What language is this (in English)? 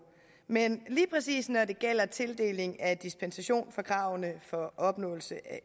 Danish